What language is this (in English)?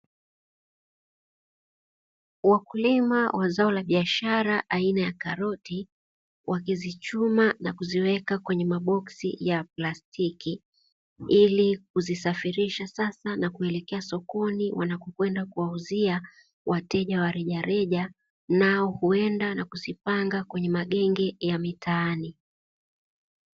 Swahili